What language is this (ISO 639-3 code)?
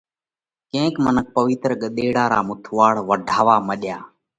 kvx